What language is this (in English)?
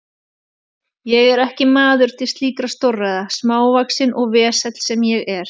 Icelandic